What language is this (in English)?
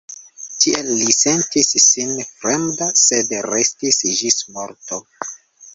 Esperanto